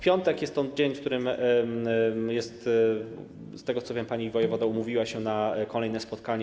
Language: Polish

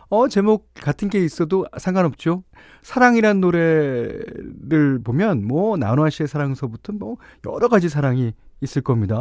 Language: Korean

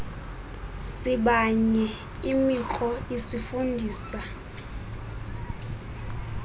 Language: Xhosa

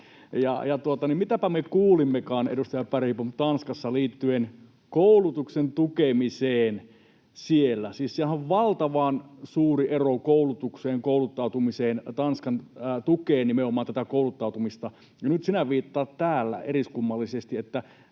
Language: Finnish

